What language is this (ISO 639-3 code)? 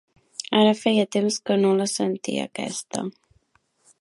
cat